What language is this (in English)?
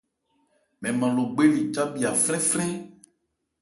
Ebrié